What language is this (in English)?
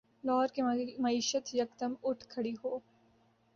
Urdu